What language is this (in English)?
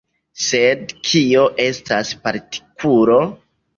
Esperanto